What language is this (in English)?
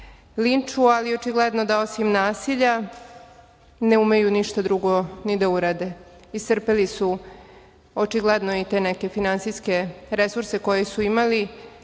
Serbian